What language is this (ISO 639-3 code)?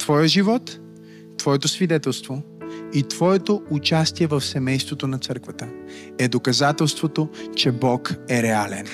bul